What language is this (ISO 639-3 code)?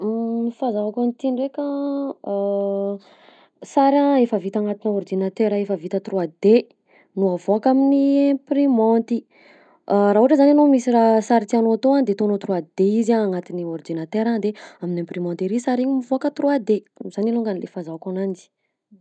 bzc